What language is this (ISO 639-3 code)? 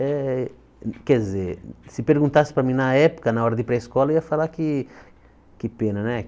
por